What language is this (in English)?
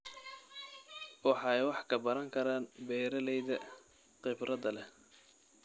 Somali